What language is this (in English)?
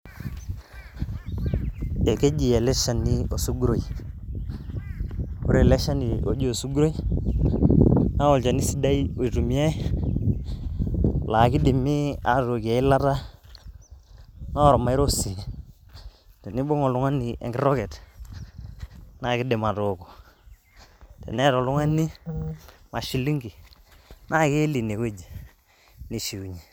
Masai